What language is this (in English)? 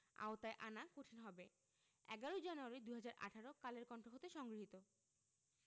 Bangla